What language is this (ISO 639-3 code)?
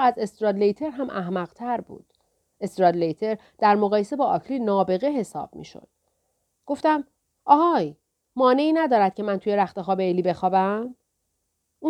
fas